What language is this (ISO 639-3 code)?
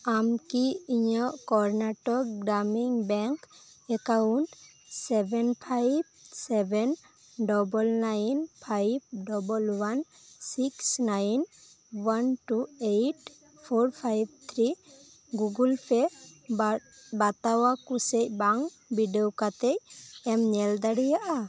sat